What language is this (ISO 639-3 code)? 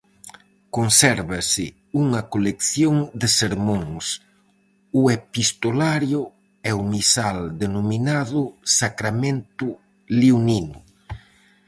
glg